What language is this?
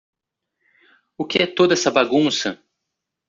Portuguese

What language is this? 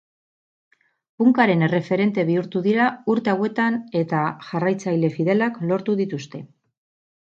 Basque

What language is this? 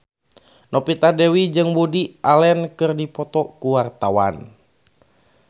Sundanese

